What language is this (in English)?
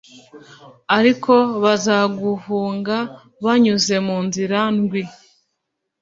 Kinyarwanda